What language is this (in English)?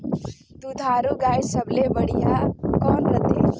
Chhattisgarhi